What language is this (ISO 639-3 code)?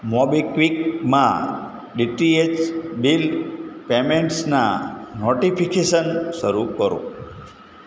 guj